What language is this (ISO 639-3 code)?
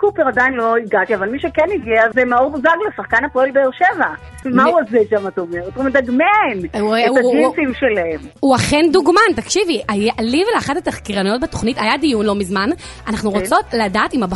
heb